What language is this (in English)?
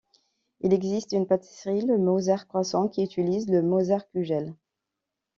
French